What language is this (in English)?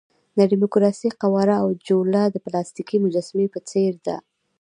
Pashto